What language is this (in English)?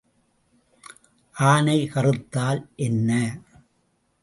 Tamil